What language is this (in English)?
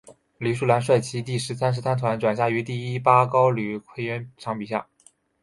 Chinese